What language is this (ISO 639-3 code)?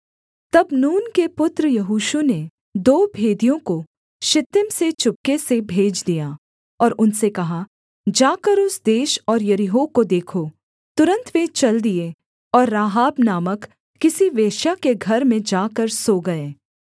hin